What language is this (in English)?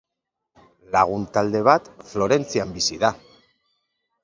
Basque